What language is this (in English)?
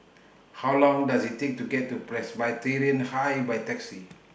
English